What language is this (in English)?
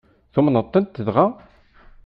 Kabyle